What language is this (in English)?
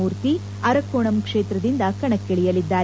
Kannada